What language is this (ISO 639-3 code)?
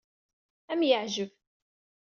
kab